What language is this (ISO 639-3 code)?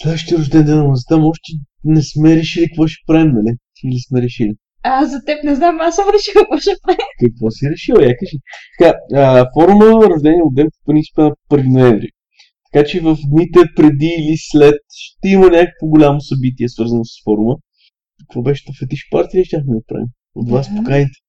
bul